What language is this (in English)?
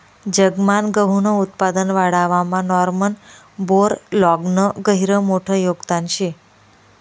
Marathi